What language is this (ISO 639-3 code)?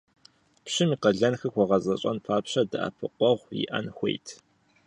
kbd